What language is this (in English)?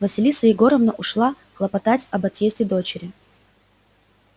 Russian